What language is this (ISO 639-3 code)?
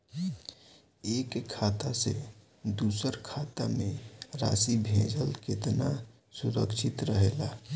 bho